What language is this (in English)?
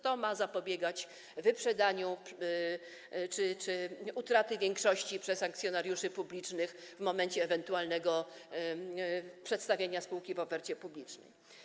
Polish